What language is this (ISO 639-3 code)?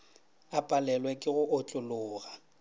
nso